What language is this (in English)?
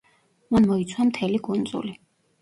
Georgian